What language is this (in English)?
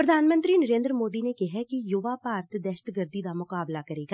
Punjabi